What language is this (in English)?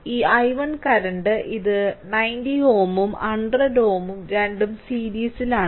Malayalam